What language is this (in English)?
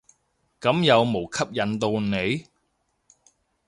Cantonese